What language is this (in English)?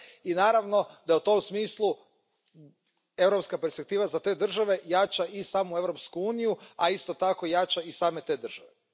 Croatian